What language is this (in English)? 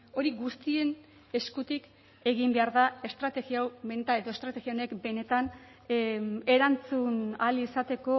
Basque